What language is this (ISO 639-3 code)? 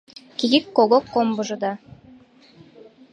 chm